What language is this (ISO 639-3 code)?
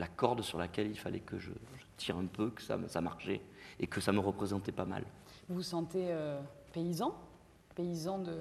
fra